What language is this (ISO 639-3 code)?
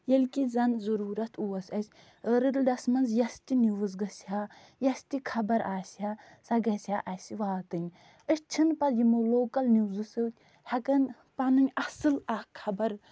kas